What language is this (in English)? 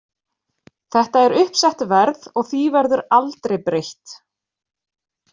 Icelandic